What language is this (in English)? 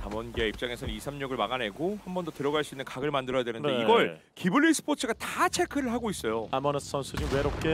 Korean